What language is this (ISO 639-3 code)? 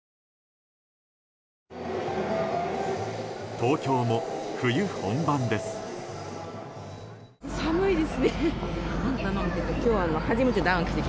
jpn